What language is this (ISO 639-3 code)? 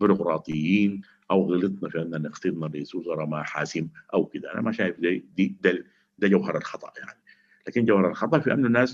ara